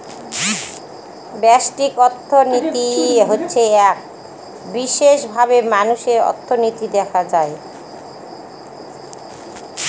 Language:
Bangla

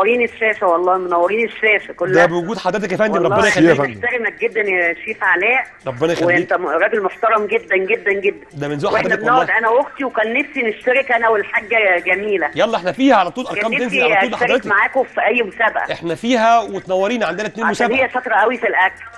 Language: Arabic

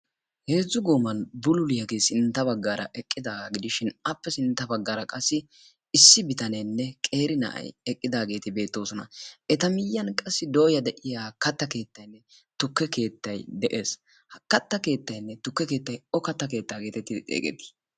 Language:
Wolaytta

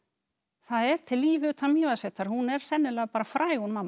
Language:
Icelandic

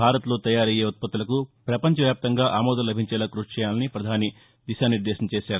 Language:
Telugu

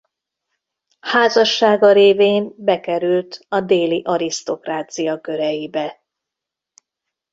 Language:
Hungarian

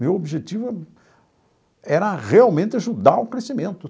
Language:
Portuguese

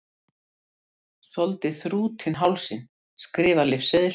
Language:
Icelandic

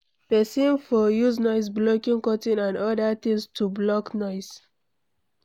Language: Nigerian Pidgin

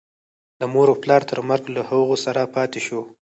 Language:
Pashto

